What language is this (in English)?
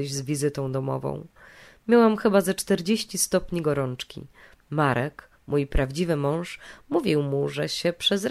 Polish